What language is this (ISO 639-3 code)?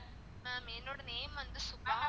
tam